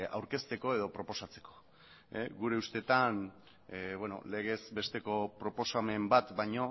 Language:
Basque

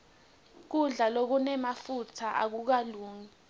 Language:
Swati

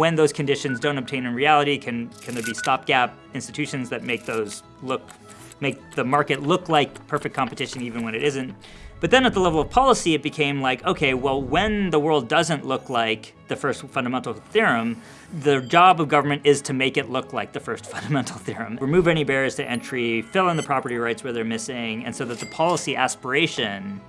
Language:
English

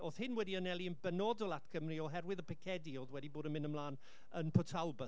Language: Welsh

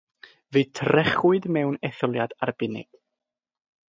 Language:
Welsh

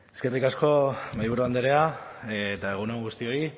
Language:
Basque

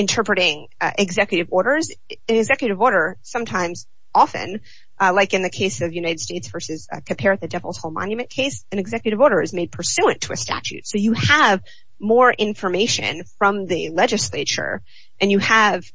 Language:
English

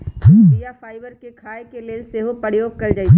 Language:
Magahi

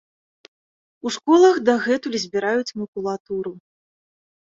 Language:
Belarusian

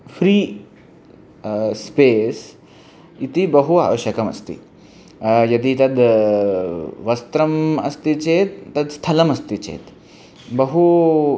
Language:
Sanskrit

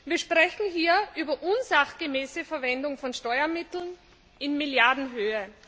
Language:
German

